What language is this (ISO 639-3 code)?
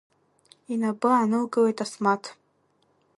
abk